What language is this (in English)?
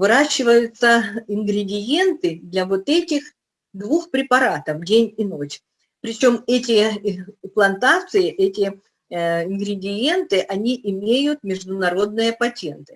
Russian